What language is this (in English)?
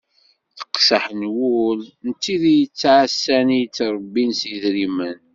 Kabyle